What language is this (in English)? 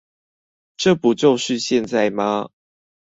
Chinese